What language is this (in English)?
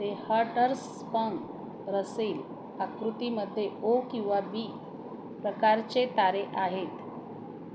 Marathi